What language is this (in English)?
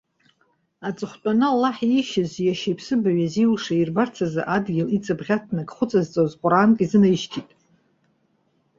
Abkhazian